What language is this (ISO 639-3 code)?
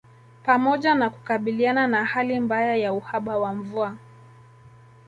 swa